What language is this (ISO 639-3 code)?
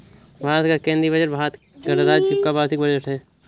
hin